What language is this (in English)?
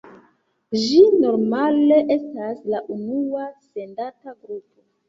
Esperanto